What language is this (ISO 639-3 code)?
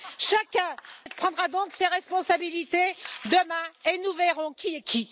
fra